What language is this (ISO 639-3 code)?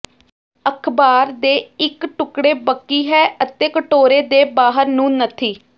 pan